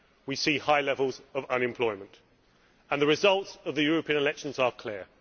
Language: English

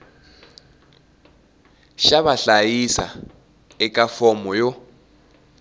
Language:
Tsonga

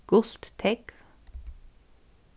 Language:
Faroese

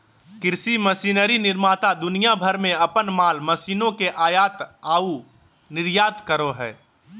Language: Magahi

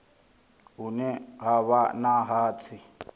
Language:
Venda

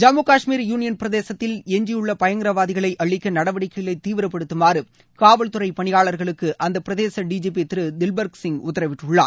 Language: Tamil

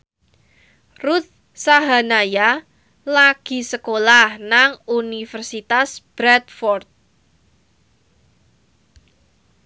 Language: Javanese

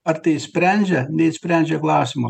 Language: Lithuanian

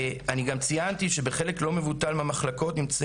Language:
Hebrew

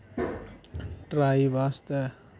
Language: Dogri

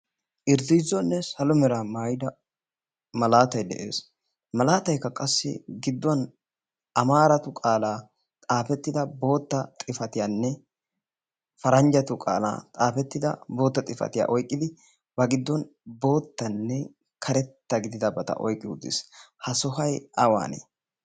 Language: Wolaytta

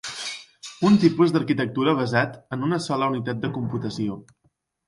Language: Catalan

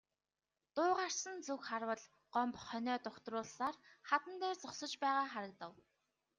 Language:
Mongolian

